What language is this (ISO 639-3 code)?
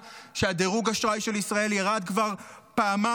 heb